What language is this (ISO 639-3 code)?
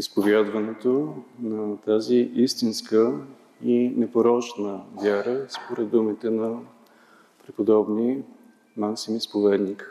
bul